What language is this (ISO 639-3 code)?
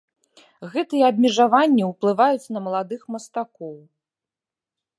bel